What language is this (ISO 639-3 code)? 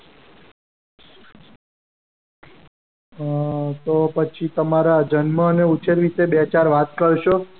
guj